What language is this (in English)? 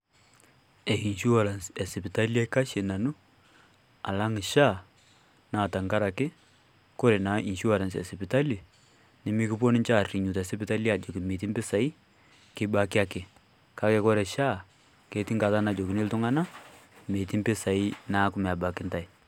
Masai